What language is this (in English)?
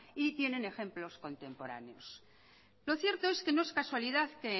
Spanish